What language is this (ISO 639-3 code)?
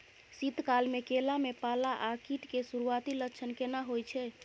mai